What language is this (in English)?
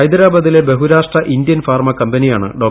Malayalam